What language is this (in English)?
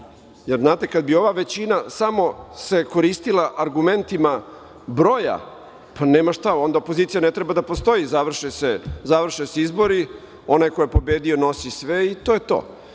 Serbian